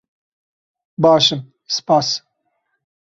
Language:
Kurdish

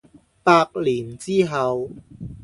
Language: Cantonese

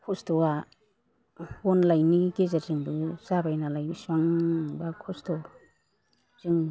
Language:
Bodo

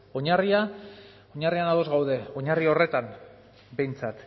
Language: Basque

